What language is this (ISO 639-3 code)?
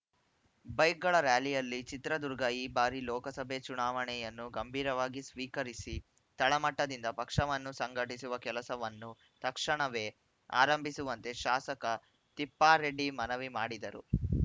kan